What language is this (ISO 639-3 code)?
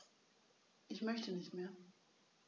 deu